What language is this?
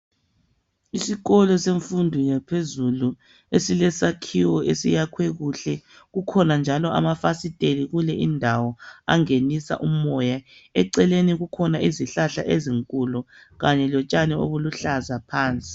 North Ndebele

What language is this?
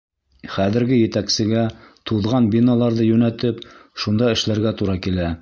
Bashkir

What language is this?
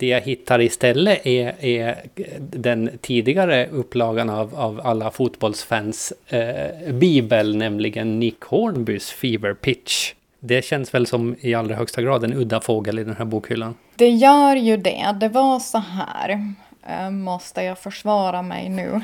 Swedish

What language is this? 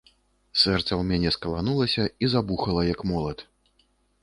Belarusian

